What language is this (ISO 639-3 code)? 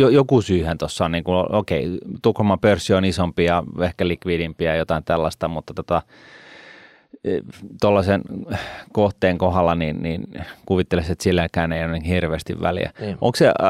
fin